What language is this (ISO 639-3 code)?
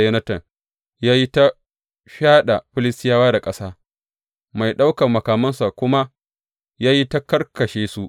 hau